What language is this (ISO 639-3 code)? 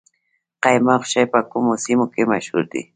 pus